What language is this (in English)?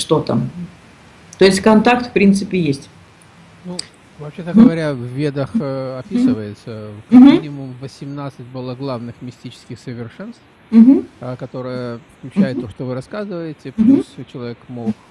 Russian